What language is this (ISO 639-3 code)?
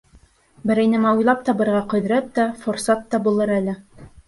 bak